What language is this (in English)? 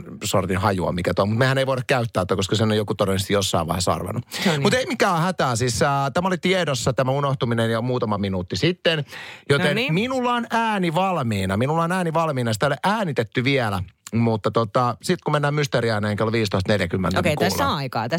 Finnish